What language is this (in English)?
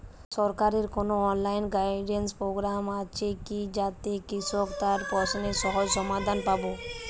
Bangla